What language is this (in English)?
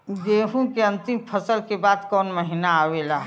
Bhojpuri